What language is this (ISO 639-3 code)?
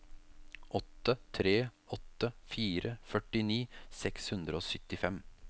nor